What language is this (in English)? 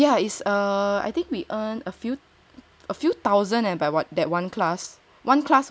English